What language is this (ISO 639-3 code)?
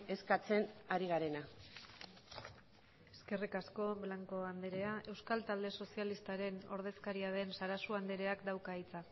eus